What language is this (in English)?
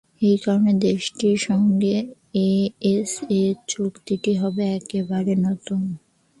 Bangla